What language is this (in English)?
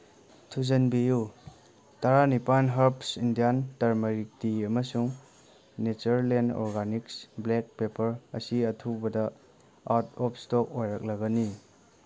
Manipuri